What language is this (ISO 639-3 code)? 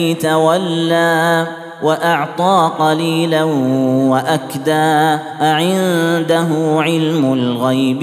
ara